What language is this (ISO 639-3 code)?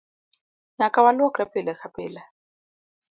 luo